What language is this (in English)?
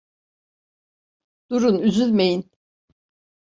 Turkish